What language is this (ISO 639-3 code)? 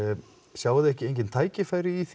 isl